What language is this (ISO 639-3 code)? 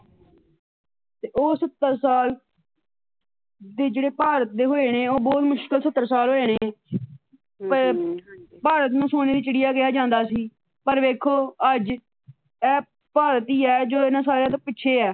pan